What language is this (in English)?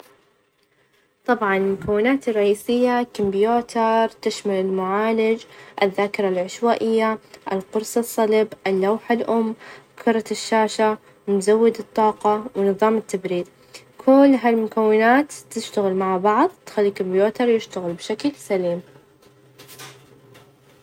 Najdi Arabic